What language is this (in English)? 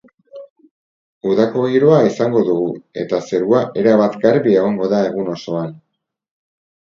Basque